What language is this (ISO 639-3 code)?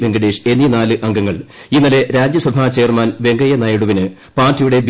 mal